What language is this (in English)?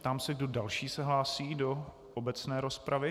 Czech